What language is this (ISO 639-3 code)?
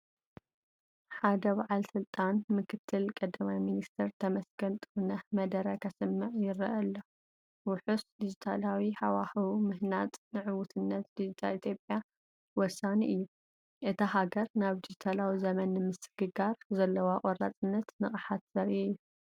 tir